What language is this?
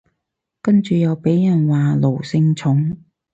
Cantonese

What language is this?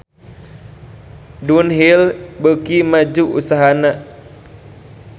Sundanese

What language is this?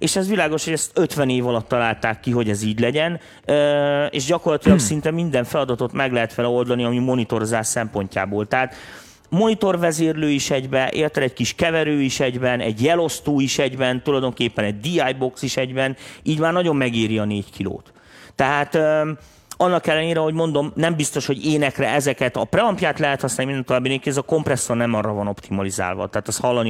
Hungarian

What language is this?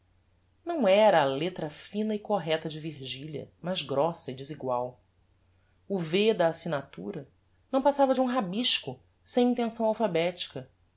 Portuguese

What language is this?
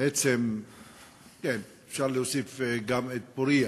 Hebrew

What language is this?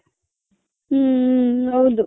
Kannada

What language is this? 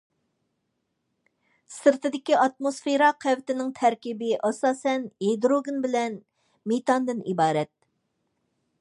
Uyghur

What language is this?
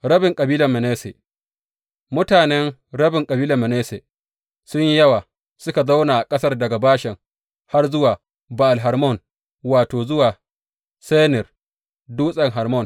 Hausa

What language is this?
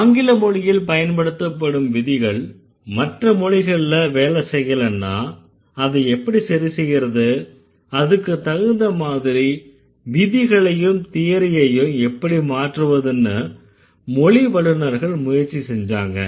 Tamil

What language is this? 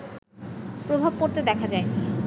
Bangla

